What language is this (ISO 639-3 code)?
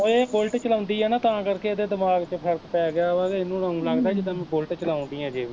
pan